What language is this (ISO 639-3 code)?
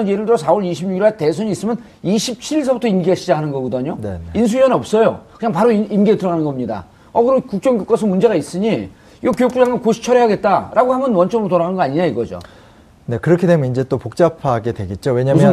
kor